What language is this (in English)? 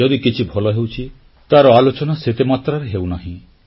Odia